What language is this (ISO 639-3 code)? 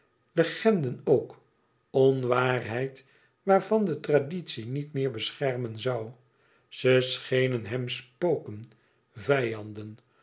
nld